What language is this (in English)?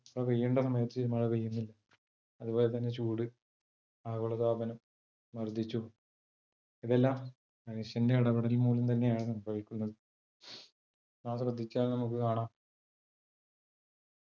Malayalam